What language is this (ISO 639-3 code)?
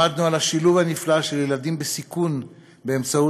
heb